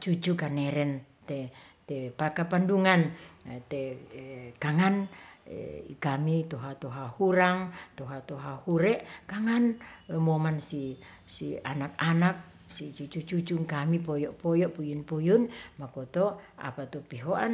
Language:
Ratahan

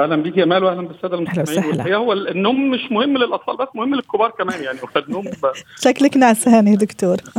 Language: Arabic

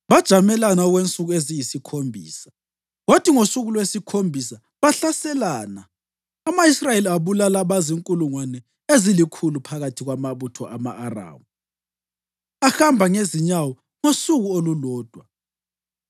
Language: North Ndebele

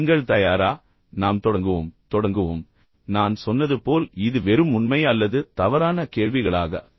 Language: Tamil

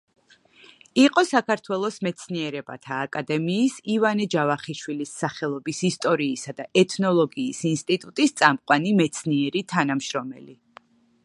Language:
Georgian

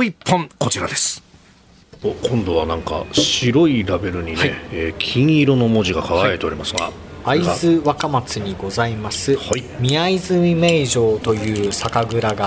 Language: Japanese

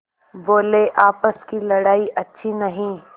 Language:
Hindi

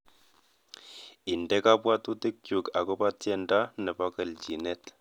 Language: Kalenjin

